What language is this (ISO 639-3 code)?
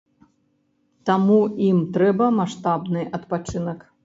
bel